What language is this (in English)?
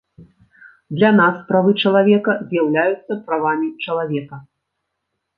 Belarusian